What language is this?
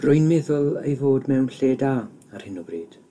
Welsh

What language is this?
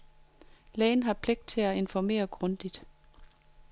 Danish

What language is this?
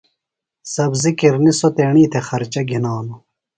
Phalura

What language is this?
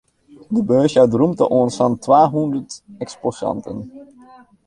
Western Frisian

